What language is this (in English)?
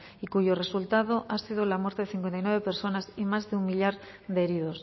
Spanish